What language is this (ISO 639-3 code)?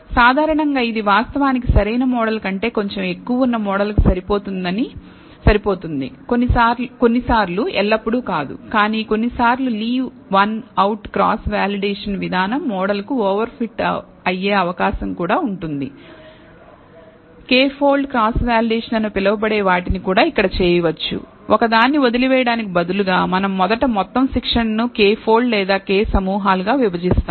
tel